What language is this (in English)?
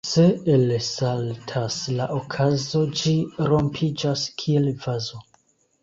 Esperanto